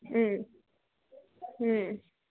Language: Kannada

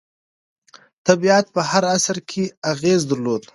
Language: Pashto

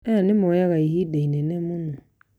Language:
Kikuyu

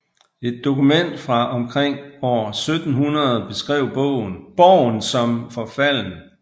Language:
Danish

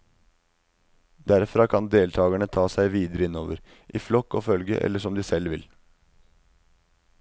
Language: Norwegian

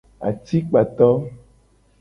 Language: Gen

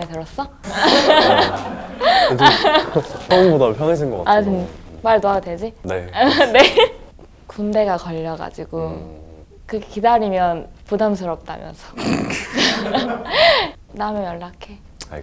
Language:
Korean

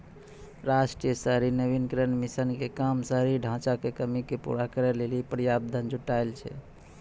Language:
Maithili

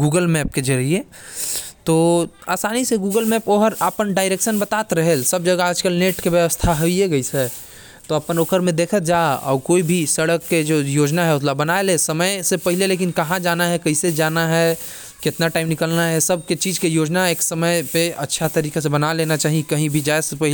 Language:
Korwa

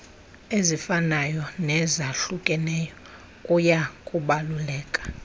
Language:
Xhosa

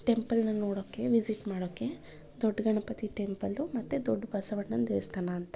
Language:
Kannada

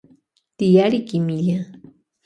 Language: Loja Highland Quichua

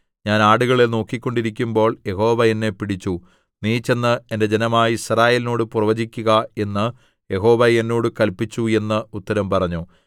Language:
Malayalam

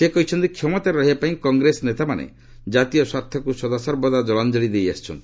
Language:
Odia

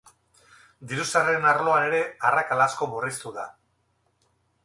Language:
Basque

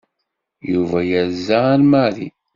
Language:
Kabyle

